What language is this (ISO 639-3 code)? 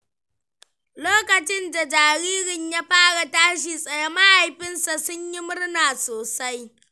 hau